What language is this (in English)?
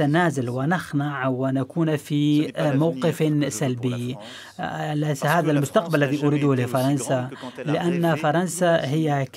Arabic